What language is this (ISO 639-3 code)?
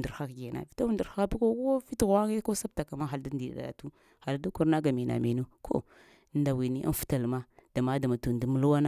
hia